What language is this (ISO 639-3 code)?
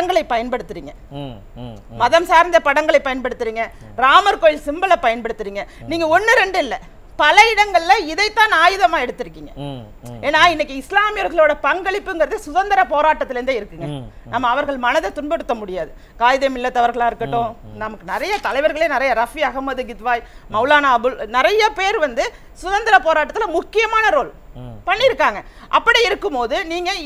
kor